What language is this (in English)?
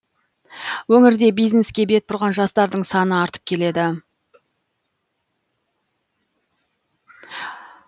Kazakh